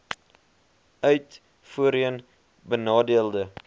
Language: Afrikaans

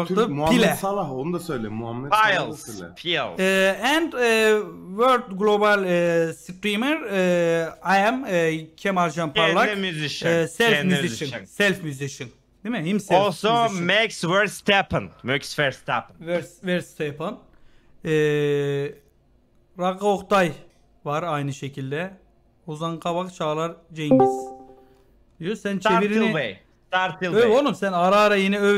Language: Turkish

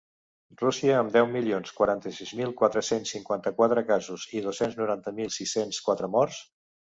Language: Catalan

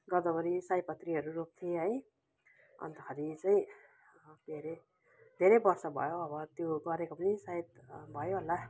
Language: Nepali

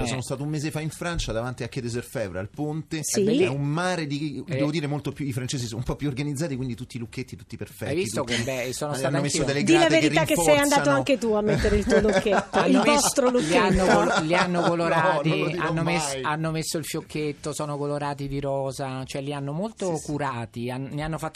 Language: Italian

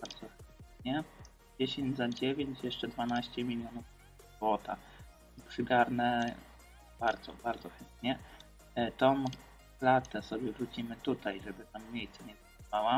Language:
Polish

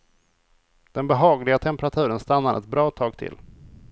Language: Swedish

